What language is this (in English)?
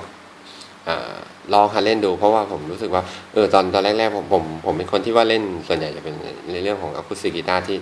Thai